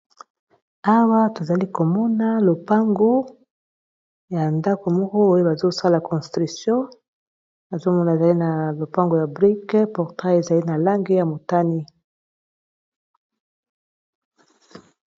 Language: Lingala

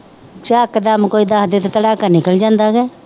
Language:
Punjabi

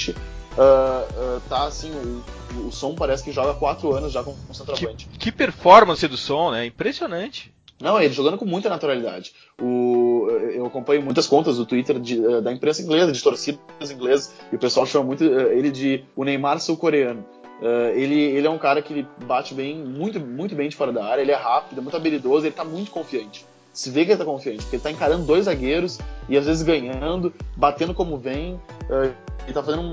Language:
Portuguese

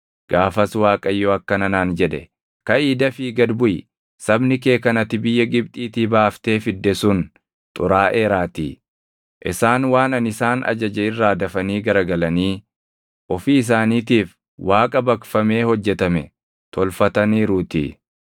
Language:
Oromo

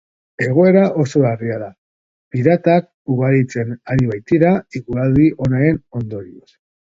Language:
Basque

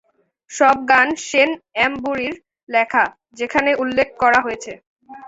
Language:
Bangla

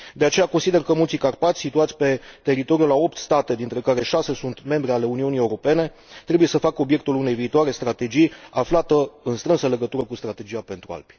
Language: Romanian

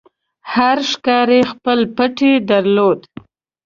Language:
Pashto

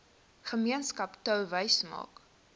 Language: Afrikaans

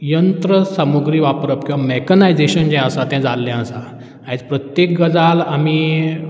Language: Konkani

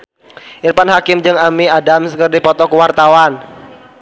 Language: Sundanese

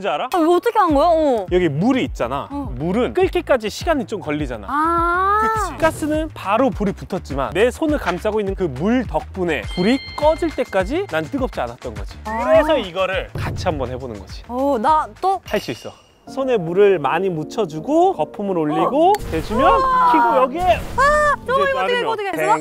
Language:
Korean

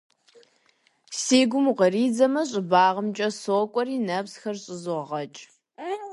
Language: Kabardian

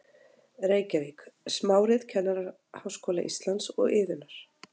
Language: Icelandic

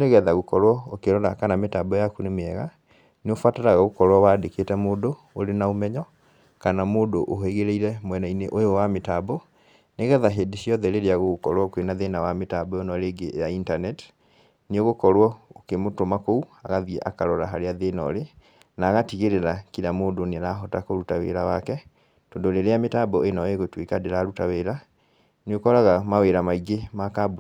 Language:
Kikuyu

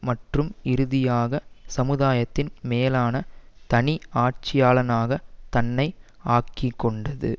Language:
Tamil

